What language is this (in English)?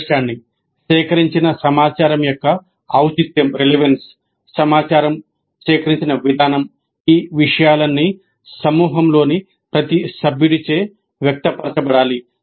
Telugu